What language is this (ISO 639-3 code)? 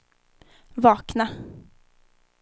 swe